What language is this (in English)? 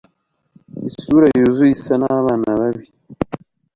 Kinyarwanda